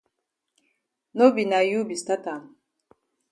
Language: Cameroon Pidgin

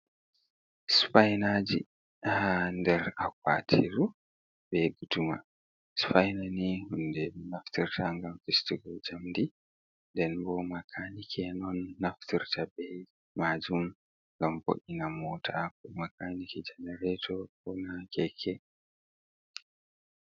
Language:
Fula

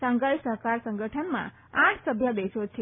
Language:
Gujarati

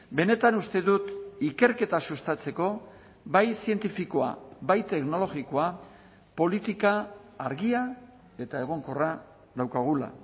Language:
Basque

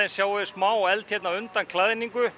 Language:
Icelandic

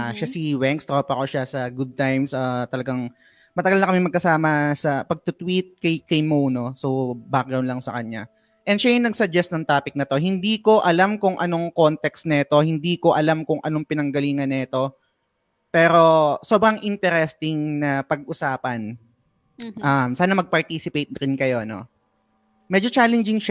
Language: Filipino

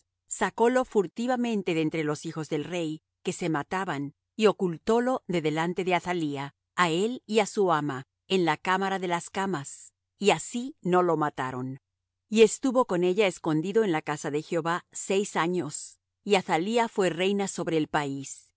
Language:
Spanish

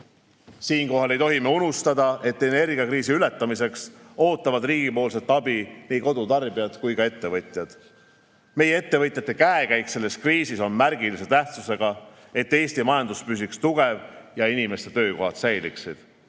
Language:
Estonian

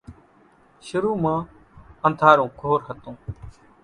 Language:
Kachi Koli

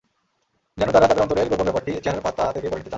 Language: Bangla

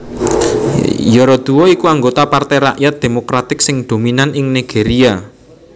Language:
Javanese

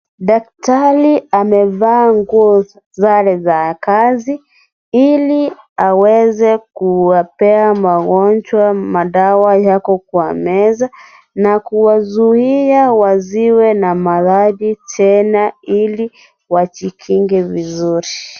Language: Swahili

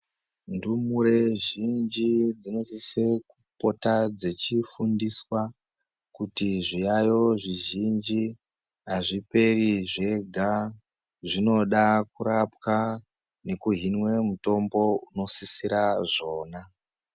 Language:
Ndau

